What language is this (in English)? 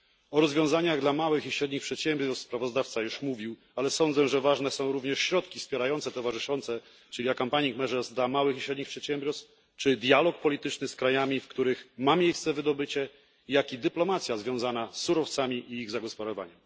Polish